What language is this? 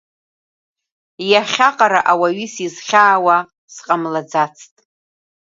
Abkhazian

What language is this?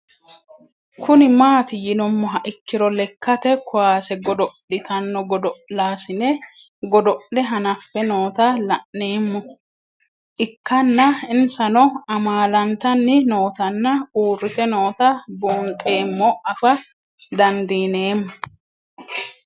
Sidamo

